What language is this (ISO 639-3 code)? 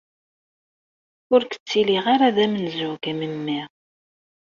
kab